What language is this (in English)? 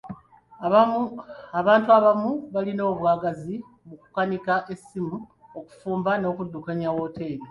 Ganda